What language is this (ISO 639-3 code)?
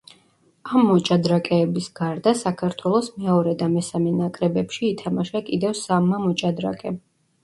kat